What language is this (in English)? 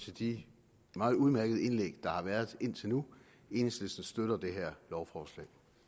Danish